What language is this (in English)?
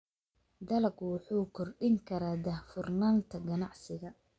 Somali